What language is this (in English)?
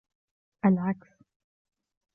Arabic